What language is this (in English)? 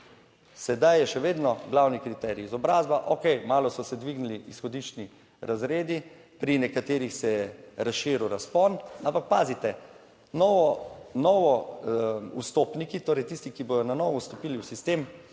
Slovenian